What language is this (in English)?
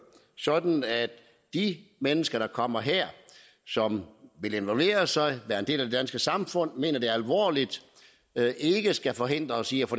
Danish